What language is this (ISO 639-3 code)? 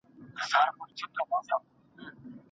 pus